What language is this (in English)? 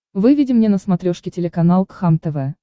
Russian